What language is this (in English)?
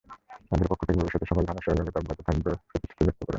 Bangla